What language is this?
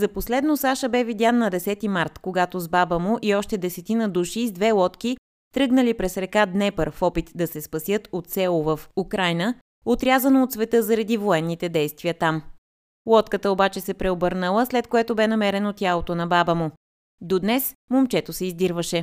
Bulgarian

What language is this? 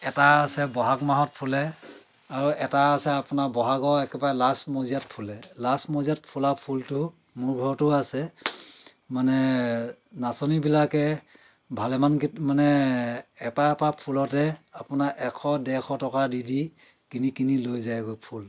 Assamese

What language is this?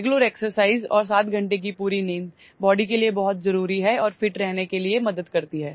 Hindi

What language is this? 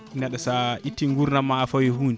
Fula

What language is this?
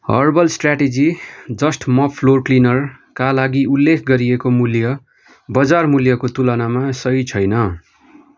Nepali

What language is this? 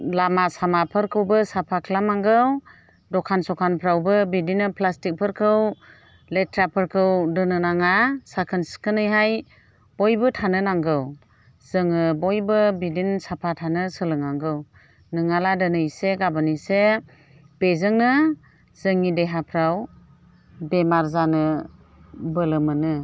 Bodo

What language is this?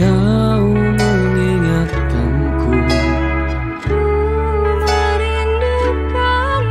Indonesian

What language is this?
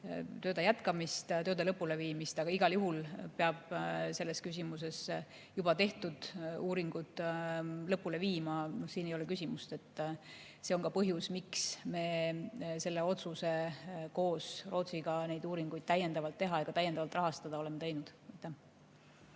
Estonian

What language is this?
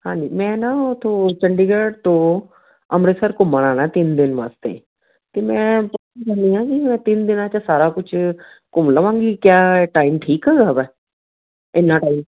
Punjabi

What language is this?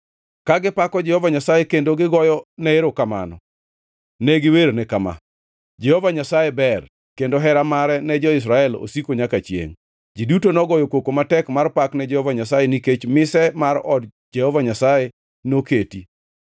Luo (Kenya and Tanzania)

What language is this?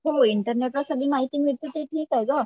Marathi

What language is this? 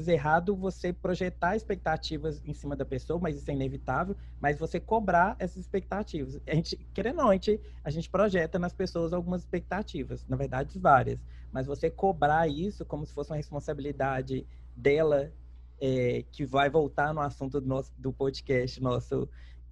Portuguese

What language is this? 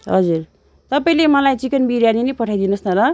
Nepali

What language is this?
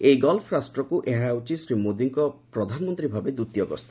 Odia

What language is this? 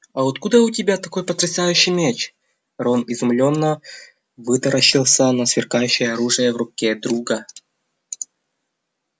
Russian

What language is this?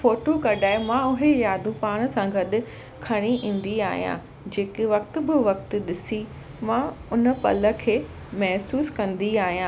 Sindhi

